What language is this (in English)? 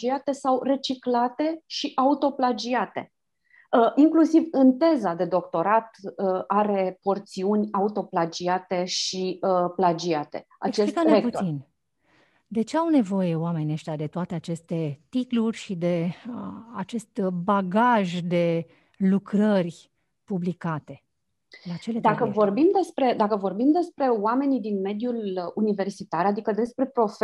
Romanian